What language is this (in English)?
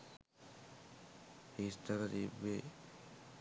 Sinhala